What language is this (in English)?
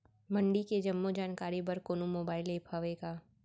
Chhattisgarhi